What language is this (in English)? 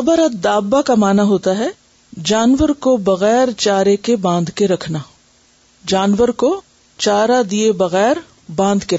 Urdu